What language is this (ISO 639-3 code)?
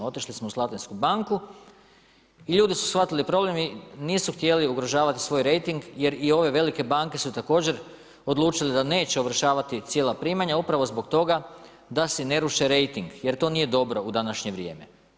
hrv